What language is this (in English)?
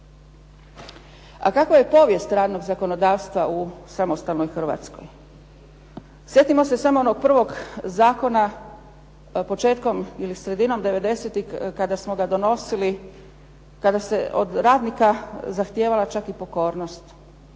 Croatian